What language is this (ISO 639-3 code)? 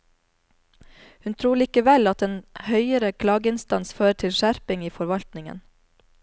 nor